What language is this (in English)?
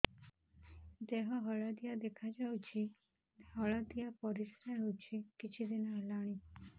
Odia